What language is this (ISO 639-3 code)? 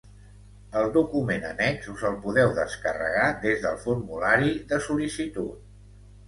cat